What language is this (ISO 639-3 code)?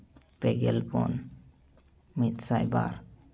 sat